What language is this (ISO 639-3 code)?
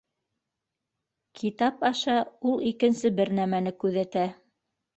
bak